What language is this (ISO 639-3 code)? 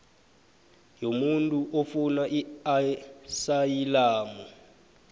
nbl